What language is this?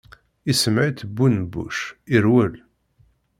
Kabyle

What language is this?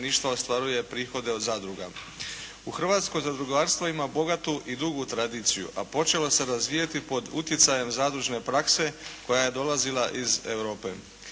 Croatian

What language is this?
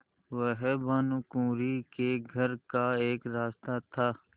Hindi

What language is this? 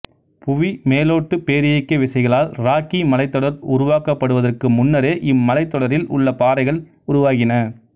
Tamil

